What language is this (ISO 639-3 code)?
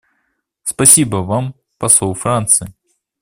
rus